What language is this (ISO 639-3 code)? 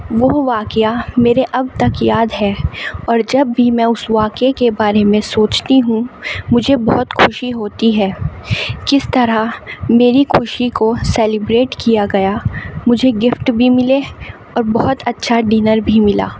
urd